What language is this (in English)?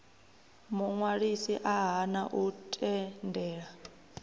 Venda